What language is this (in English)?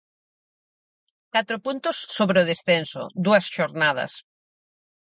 Galician